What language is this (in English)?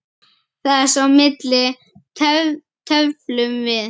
Icelandic